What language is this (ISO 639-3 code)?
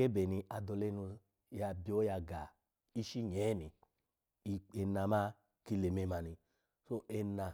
ala